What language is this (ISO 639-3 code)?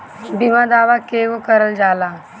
bho